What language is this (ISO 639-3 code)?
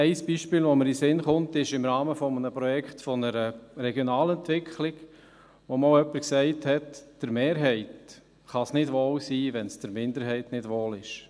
gsw